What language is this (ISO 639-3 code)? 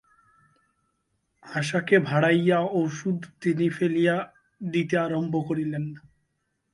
ben